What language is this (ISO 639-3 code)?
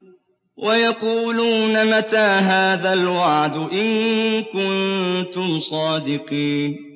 ara